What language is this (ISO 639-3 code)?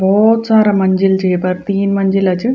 gbm